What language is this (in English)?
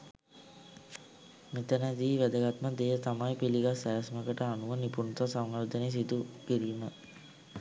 Sinhala